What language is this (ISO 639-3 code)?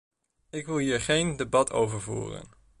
nld